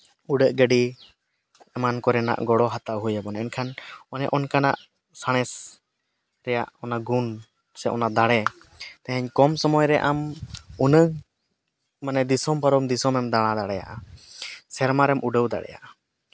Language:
Santali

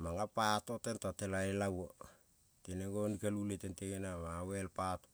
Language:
Kol (Papua New Guinea)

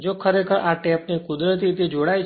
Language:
Gujarati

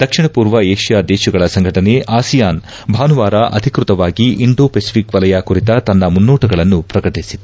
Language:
Kannada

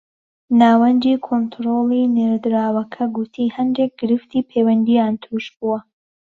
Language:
Central Kurdish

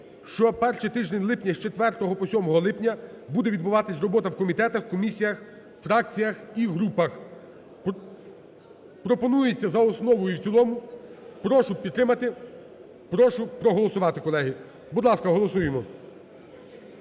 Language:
Ukrainian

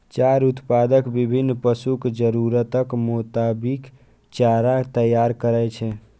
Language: Maithili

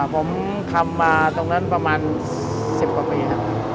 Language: Thai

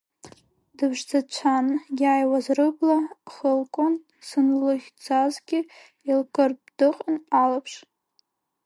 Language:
Abkhazian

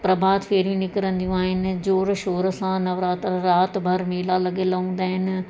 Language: Sindhi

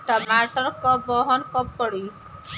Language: Bhojpuri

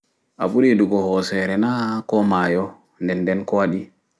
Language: Fula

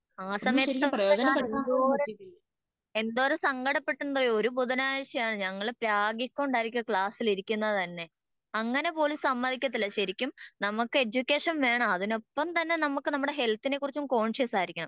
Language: Malayalam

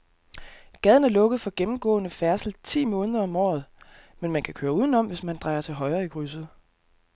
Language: Danish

